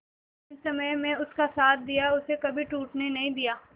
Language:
Hindi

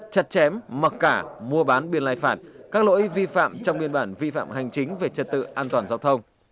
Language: Vietnamese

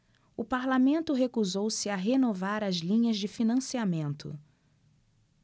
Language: Portuguese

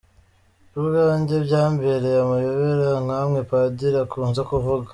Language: Kinyarwanda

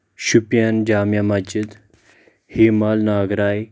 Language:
Kashmiri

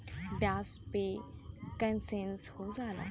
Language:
Bhojpuri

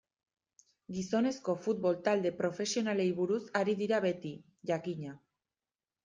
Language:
Basque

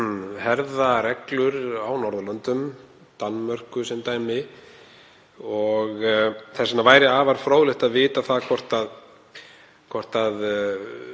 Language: Icelandic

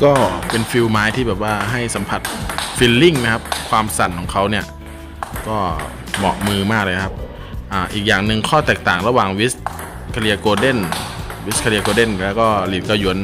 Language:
Thai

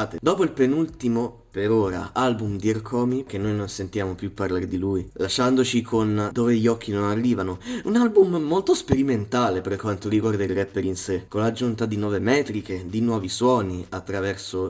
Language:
Italian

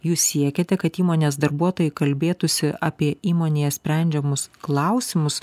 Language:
Lithuanian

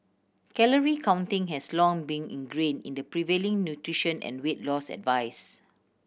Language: English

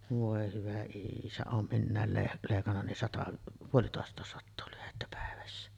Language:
Finnish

